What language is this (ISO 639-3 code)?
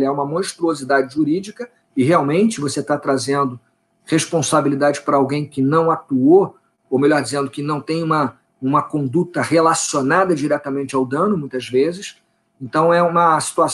por